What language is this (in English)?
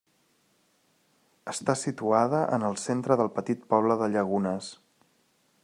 Catalan